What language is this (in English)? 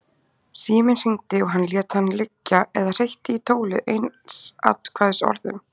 Icelandic